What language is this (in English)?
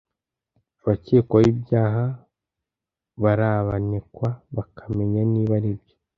Kinyarwanda